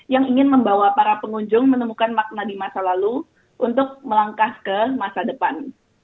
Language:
Indonesian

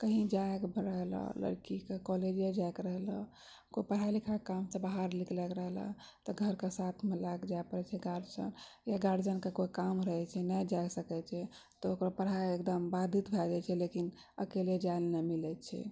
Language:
Maithili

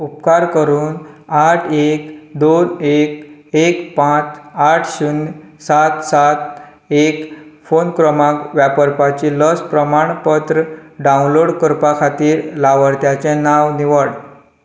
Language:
Konkani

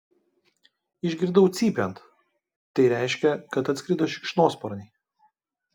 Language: Lithuanian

